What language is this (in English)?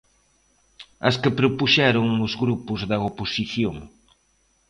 Galician